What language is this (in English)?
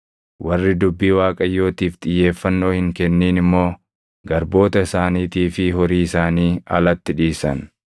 Oromo